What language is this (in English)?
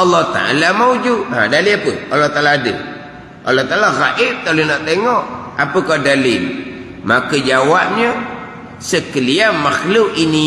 Malay